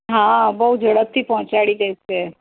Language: Gujarati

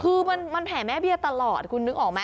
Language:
Thai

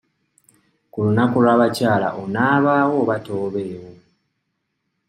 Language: Ganda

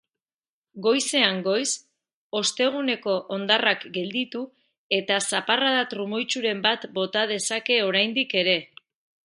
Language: Basque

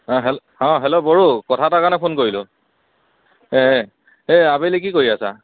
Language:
Assamese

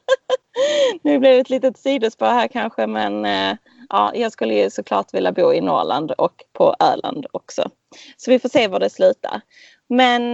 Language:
Swedish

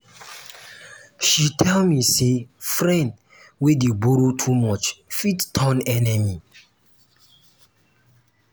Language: Nigerian Pidgin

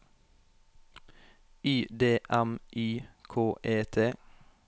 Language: Norwegian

